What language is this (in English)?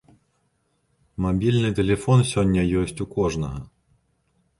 Belarusian